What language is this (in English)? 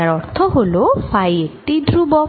Bangla